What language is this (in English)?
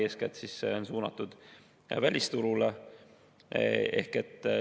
Estonian